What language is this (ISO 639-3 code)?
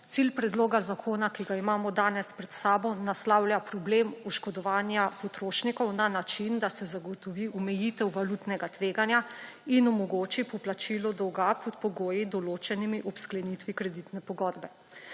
slv